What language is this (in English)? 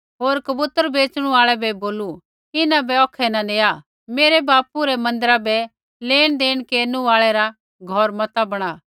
Kullu Pahari